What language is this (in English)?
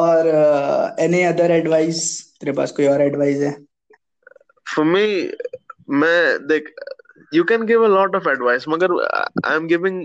Hindi